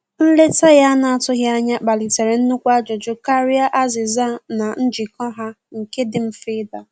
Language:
Igbo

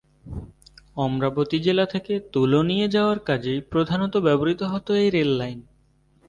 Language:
Bangla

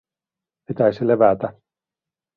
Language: Finnish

